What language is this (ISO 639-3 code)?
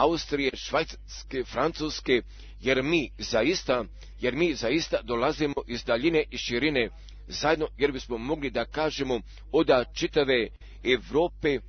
hrv